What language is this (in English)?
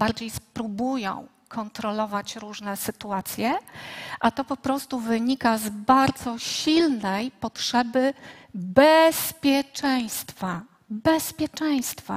Polish